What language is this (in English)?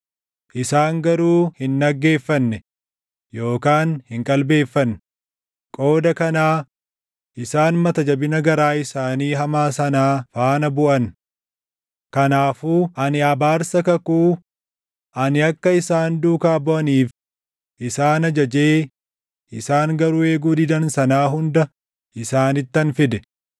Oromo